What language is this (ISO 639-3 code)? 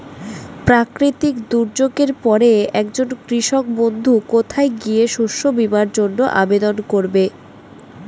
ben